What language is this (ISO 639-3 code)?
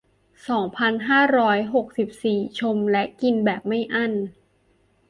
tha